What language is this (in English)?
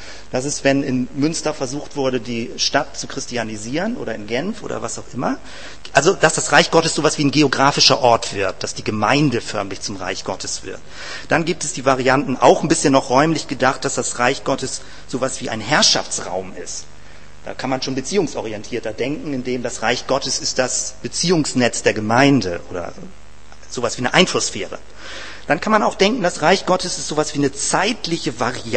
German